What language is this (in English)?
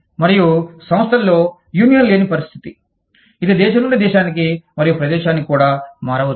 Telugu